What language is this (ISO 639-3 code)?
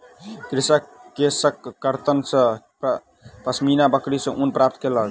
mai